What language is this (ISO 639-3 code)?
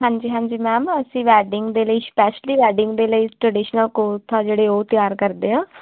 pan